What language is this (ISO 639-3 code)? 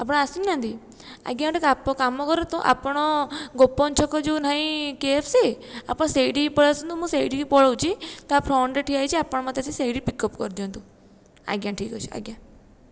ori